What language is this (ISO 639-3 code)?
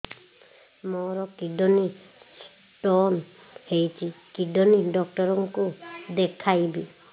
ori